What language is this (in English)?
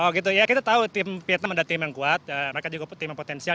Indonesian